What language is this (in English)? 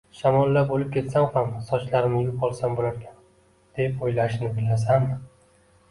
Uzbek